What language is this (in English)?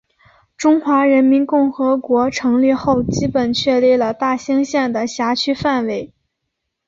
Chinese